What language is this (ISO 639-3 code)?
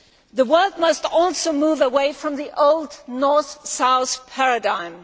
eng